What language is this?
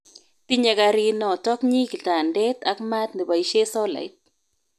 Kalenjin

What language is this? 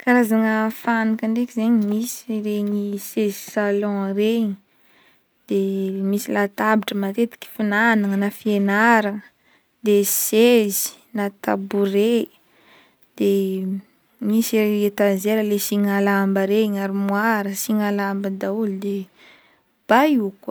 Northern Betsimisaraka Malagasy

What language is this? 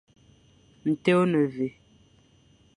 Fang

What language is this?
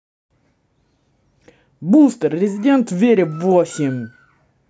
Russian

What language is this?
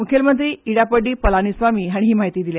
Konkani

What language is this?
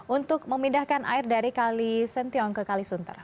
Indonesian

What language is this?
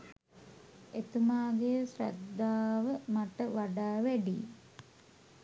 Sinhala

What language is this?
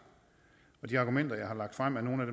Danish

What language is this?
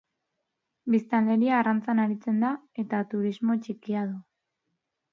Basque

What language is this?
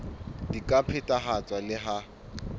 Southern Sotho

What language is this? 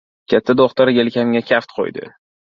Uzbek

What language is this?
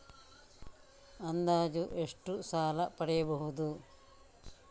Kannada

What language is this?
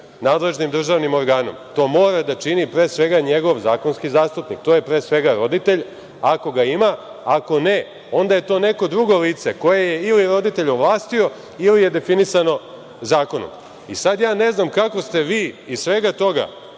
Serbian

